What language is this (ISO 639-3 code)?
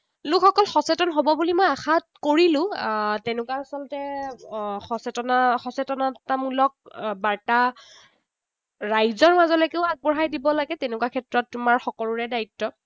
asm